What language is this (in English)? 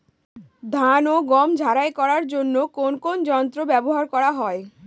Bangla